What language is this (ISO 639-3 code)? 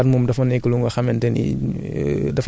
wol